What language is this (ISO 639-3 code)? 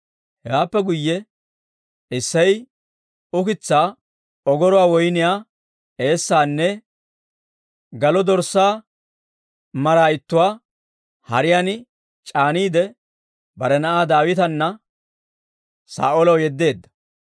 dwr